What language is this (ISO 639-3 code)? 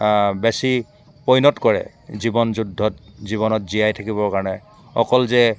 asm